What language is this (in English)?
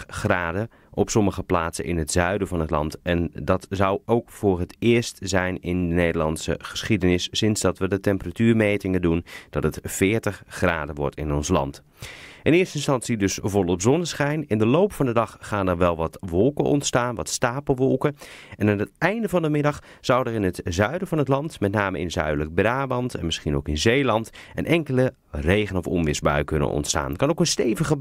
Dutch